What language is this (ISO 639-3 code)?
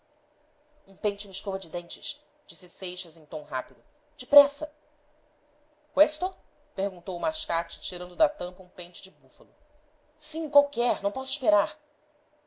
por